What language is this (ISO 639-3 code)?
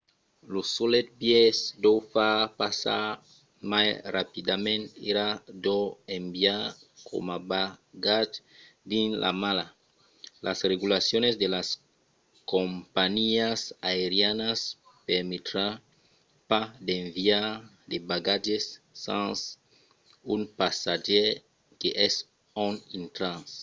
oci